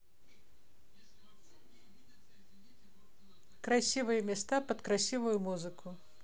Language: Russian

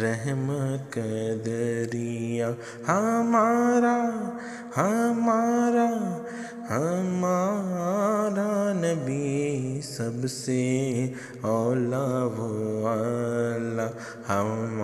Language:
Urdu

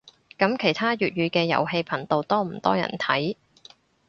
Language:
Cantonese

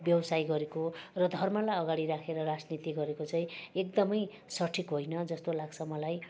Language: Nepali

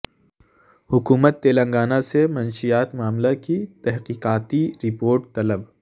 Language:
Urdu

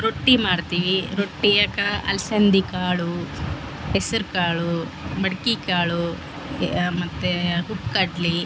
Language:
Kannada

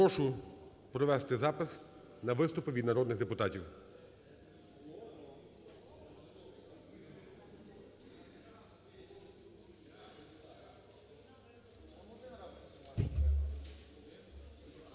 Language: Ukrainian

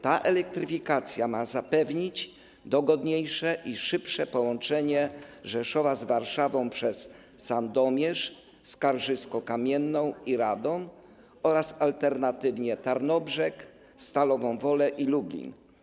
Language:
Polish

